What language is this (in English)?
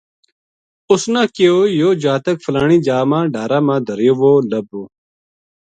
Gujari